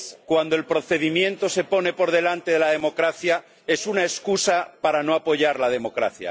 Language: Spanish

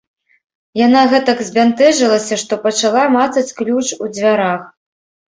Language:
Belarusian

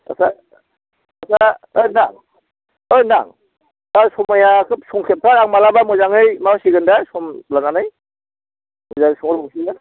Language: Bodo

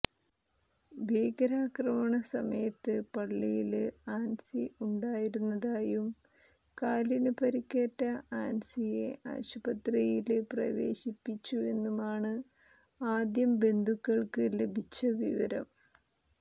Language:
Malayalam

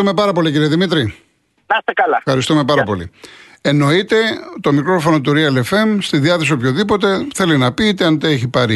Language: Greek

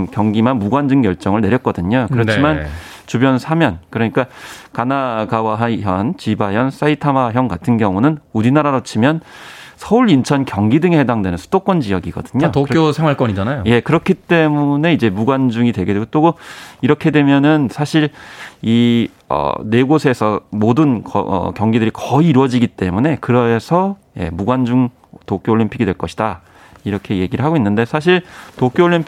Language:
Korean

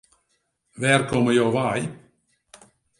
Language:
Western Frisian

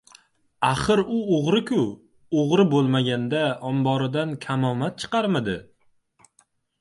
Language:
Uzbek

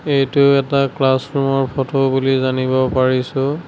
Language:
Assamese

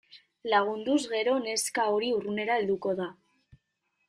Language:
Basque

